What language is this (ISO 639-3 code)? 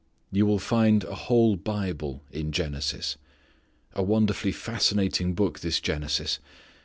eng